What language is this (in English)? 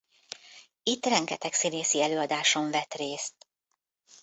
Hungarian